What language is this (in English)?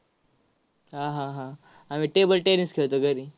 Marathi